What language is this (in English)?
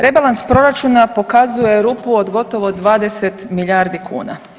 Croatian